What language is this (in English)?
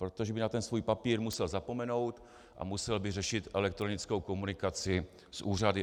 Czech